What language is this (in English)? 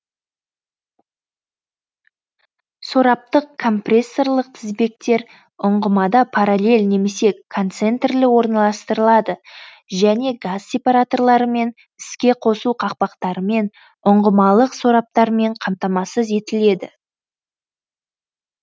Kazakh